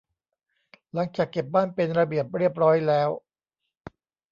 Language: Thai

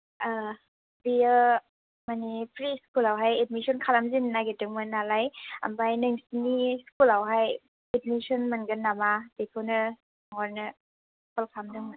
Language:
Bodo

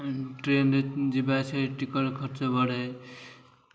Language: Odia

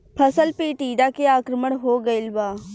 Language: Bhojpuri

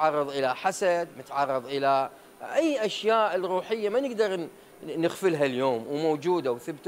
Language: Arabic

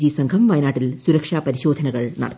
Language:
Malayalam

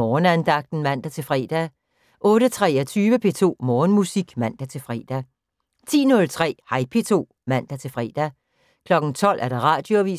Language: Danish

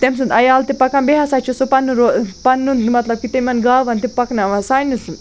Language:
Kashmiri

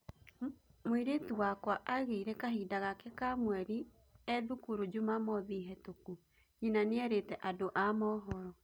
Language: Kikuyu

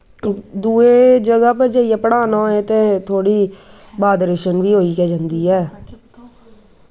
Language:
Dogri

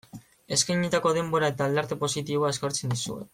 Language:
Basque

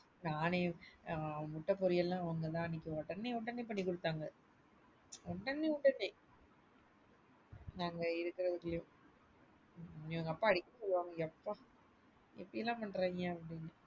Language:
Tamil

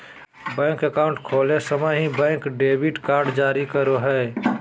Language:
Magahi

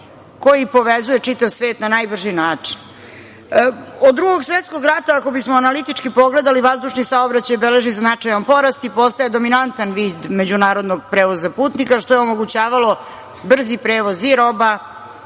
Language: Serbian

